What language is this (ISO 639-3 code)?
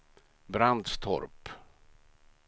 swe